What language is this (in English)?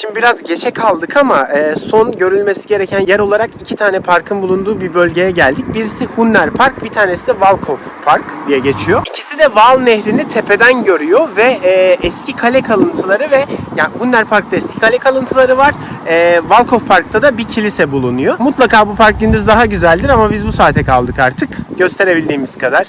Turkish